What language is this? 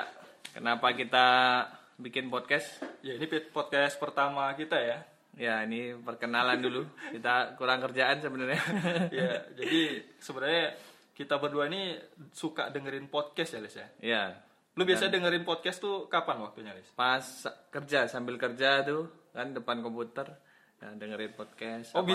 Indonesian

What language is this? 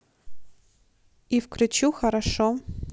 Russian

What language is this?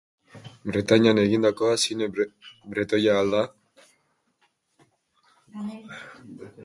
Basque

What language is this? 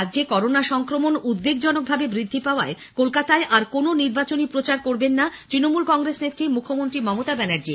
Bangla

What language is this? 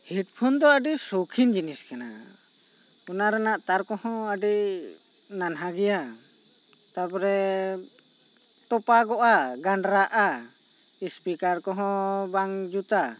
Santali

